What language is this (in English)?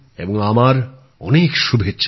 Bangla